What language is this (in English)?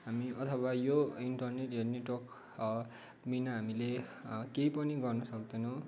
Nepali